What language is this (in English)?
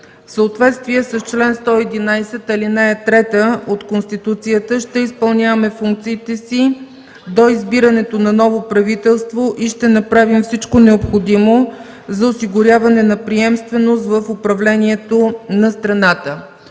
Bulgarian